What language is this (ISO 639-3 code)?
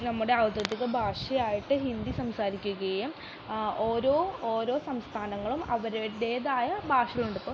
mal